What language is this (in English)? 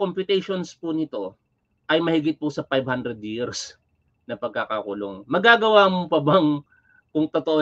Filipino